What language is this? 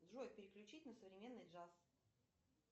Russian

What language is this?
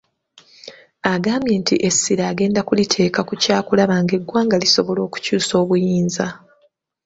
Ganda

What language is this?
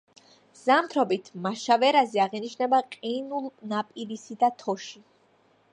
Georgian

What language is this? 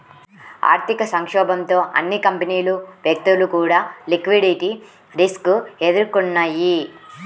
Telugu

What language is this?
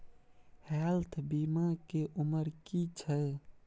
Maithili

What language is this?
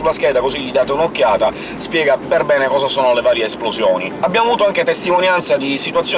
Italian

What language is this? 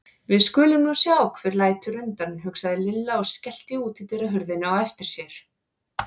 Icelandic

